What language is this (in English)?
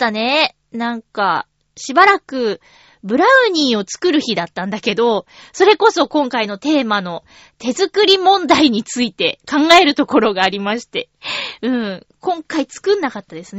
Japanese